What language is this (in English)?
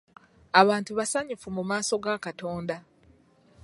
Ganda